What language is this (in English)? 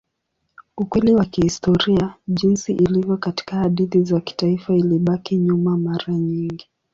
Swahili